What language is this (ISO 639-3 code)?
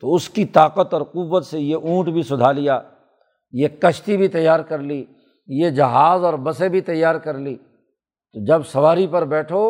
urd